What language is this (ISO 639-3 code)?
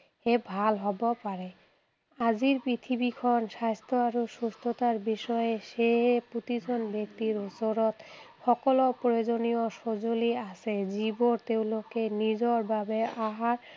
asm